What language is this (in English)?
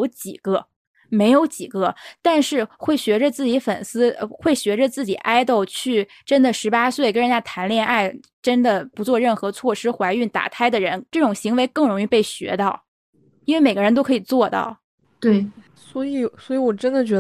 Chinese